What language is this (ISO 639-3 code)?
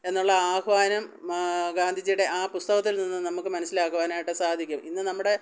mal